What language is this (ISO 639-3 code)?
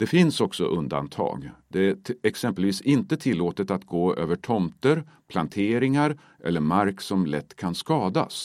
swe